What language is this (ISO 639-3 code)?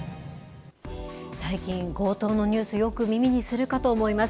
jpn